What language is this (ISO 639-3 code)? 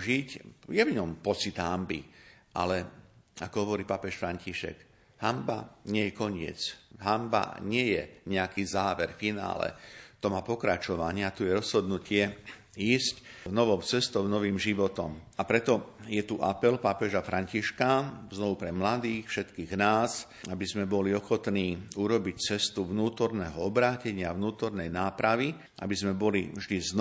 slk